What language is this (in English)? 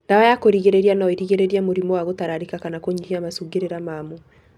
Kikuyu